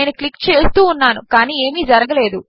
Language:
Telugu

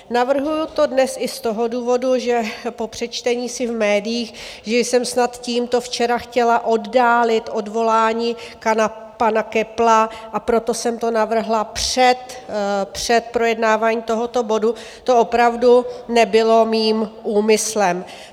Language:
Czech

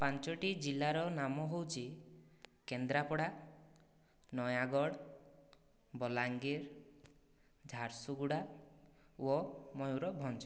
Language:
Odia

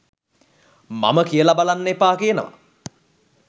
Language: Sinhala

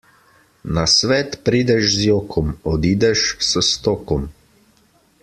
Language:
Slovenian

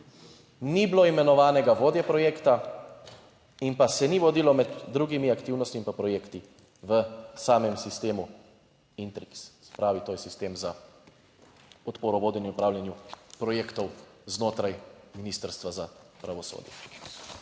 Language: Slovenian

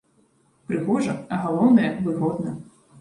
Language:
Belarusian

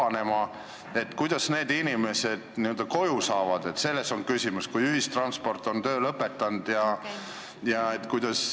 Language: Estonian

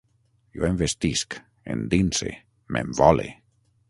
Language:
Catalan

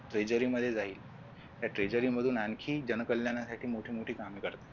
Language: Marathi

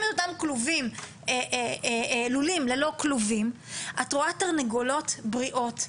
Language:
Hebrew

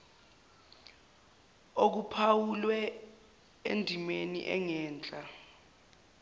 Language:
Zulu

